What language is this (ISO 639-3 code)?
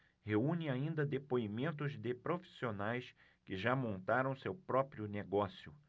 por